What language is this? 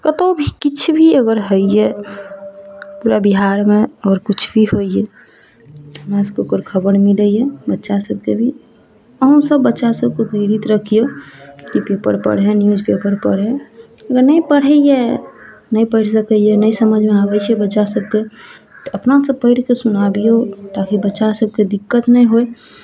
Maithili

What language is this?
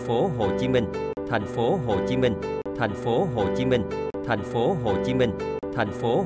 Vietnamese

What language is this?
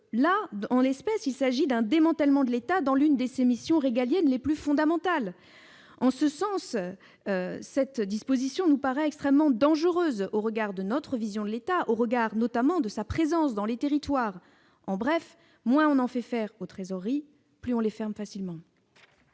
French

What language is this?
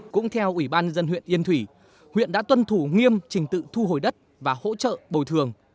Vietnamese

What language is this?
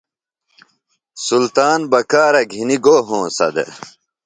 Phalura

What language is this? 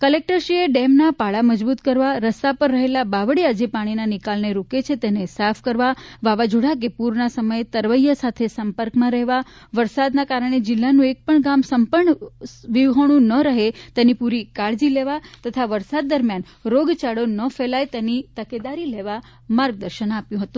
Gujarati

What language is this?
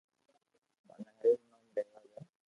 Loarki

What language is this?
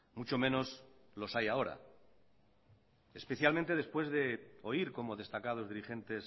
Spanish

